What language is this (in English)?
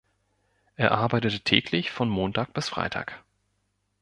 German